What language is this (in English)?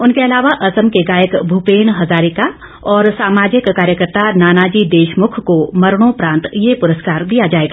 Hindi